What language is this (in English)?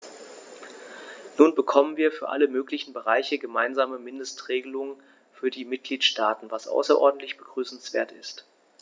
German